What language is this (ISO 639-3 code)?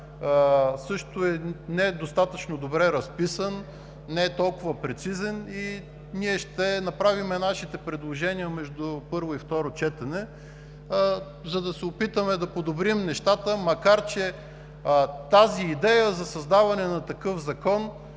bul